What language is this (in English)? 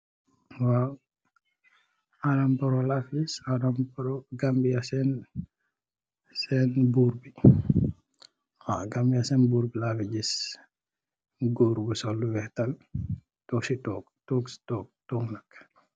Wolof